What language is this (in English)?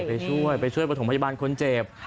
Thai